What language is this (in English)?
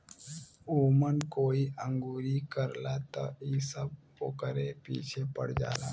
Bhojpuri